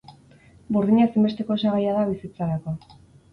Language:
Basque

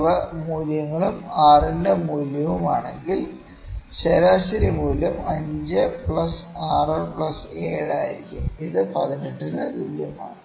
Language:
Malayalam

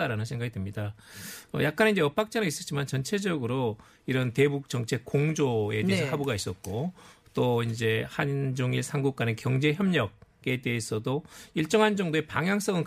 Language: Korean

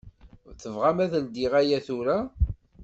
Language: Kabyle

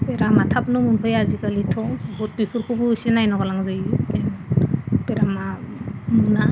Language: Bodo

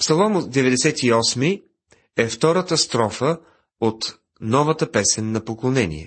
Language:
Bulgarian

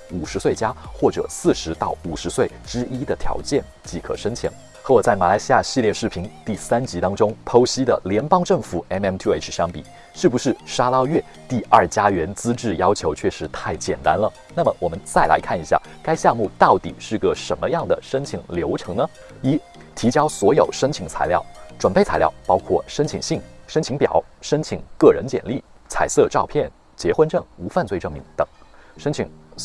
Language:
Chinese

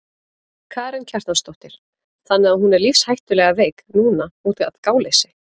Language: Icelandic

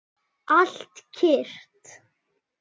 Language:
Icelandic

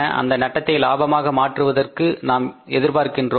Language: Tamil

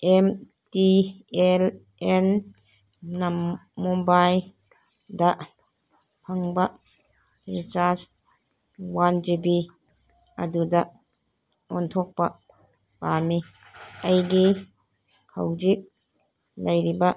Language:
Manipuri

